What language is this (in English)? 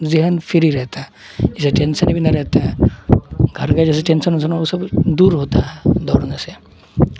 Urdu